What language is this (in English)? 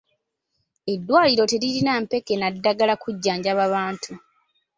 Ganda